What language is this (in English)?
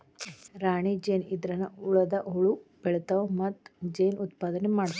Kannada